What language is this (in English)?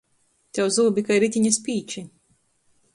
Latgalian